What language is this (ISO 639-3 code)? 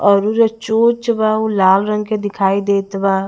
bho